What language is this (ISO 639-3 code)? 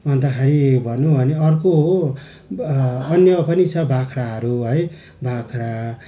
nep